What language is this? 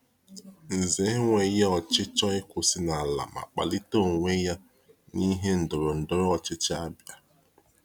Igbo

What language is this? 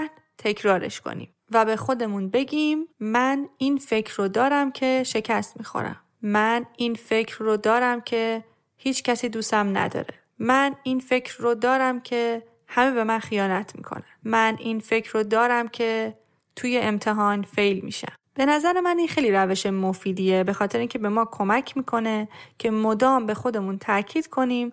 Persian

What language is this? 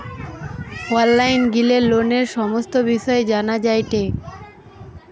Bangla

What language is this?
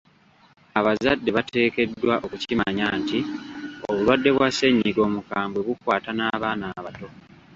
Ganda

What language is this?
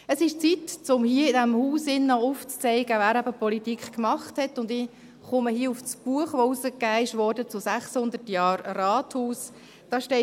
Swiss German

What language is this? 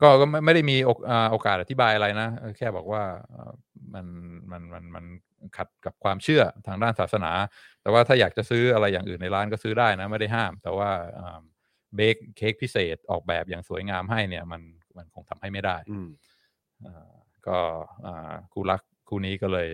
Thai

